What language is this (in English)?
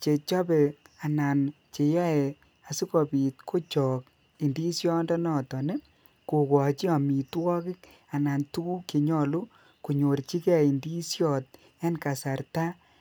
Kalenjin